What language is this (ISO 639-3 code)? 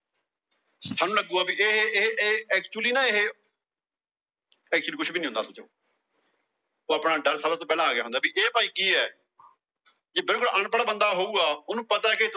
pan